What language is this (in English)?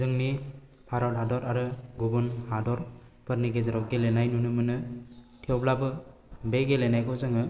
Bodo